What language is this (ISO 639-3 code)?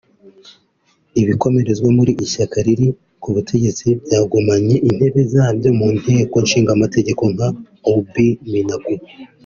kin